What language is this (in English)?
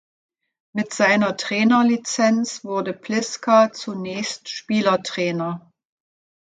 German